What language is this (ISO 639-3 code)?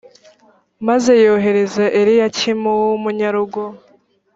kin